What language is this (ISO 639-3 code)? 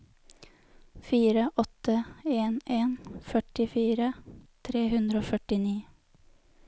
nor